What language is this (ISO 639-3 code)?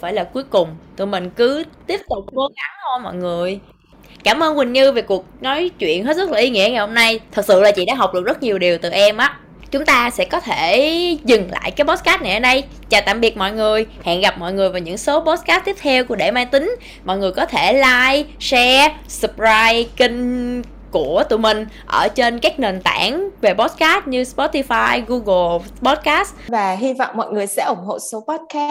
vie